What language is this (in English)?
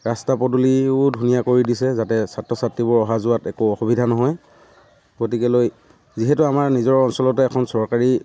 Assamese